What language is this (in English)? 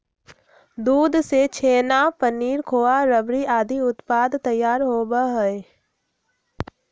Magahi